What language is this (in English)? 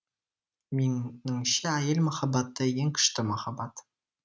Kazakh